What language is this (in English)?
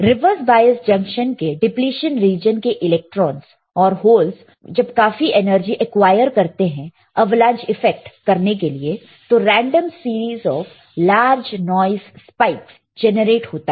Hindi